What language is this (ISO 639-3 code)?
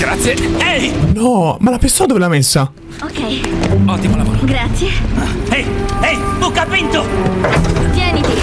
ita